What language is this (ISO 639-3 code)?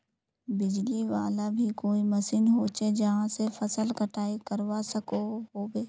mag